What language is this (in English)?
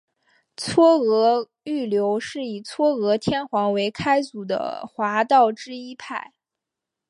Chinese